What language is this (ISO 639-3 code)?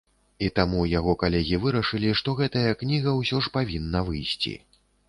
bel